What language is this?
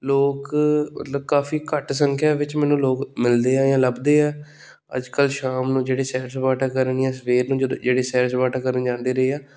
Punjabi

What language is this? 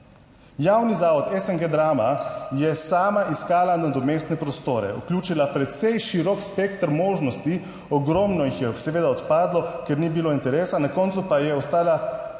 Slovenian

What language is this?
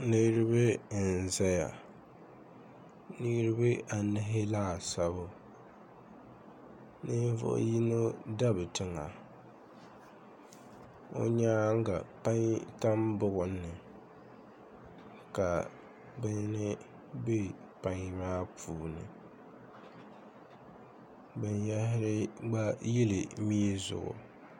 Dagbani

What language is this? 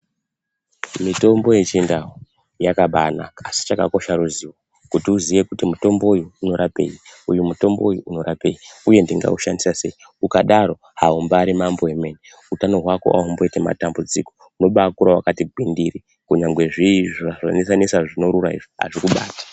Ndau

